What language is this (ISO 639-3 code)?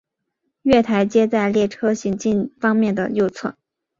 zho